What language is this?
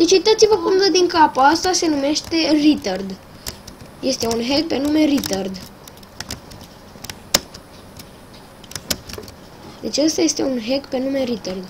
Romanian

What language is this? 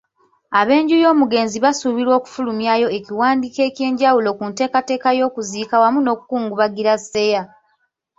Ganda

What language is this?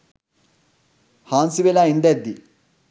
Sinhala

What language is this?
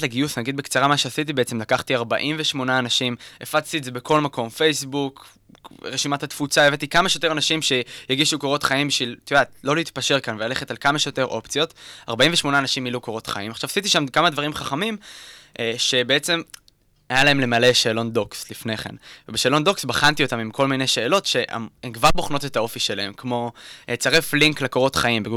Hebrew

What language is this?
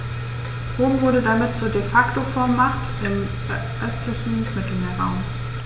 German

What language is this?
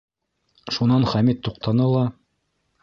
Bashkir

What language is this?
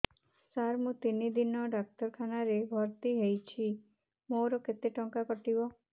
Odia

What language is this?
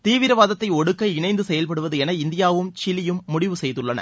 Tamil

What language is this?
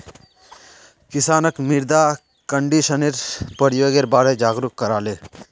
Magahi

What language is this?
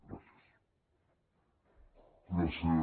Catalan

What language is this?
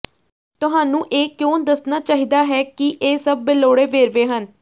Punjabi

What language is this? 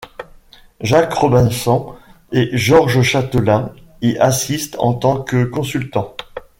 French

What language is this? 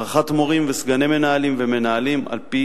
Hebrew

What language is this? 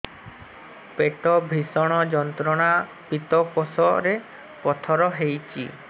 Odia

